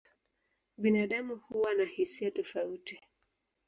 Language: Swahili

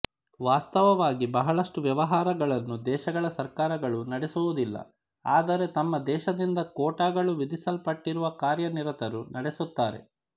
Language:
Kannada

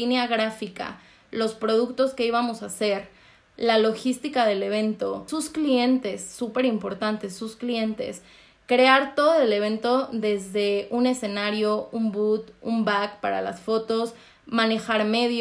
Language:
Spanish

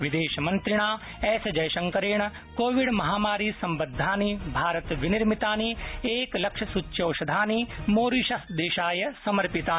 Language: Sanskrit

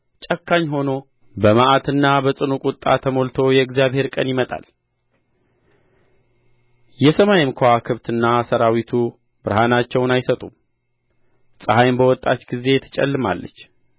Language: Amharic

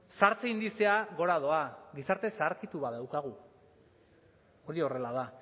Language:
Basque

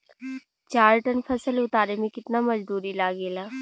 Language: Bhojpuri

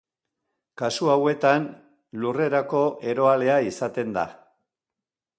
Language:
Basque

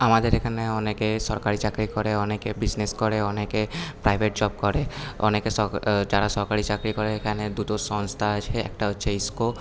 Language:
Bangla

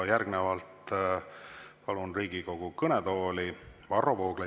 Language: Estonian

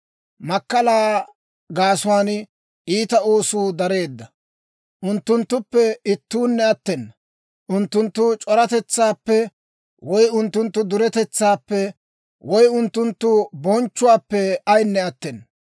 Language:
Dawro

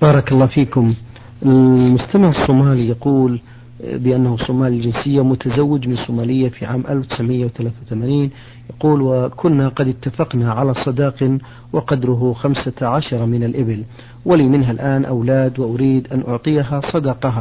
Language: Arabic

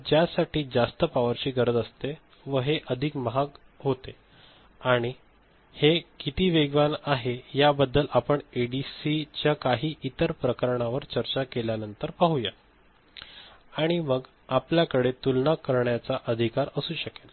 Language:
Marathi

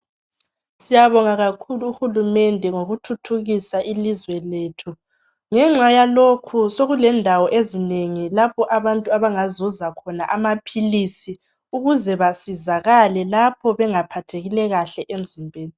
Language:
North Ndebele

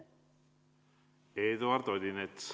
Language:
Estonian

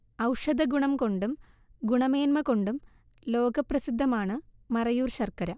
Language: Malayalam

